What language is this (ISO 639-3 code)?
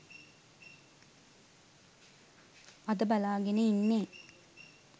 sin